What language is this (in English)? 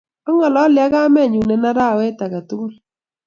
Kalenjin